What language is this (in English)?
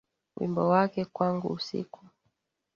Swahili